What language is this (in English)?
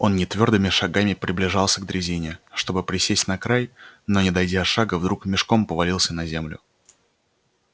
Russian